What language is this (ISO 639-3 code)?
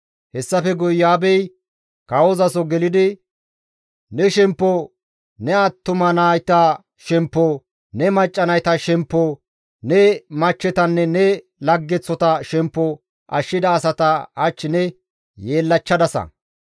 gmv